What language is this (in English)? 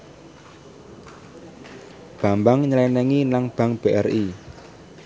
Javanese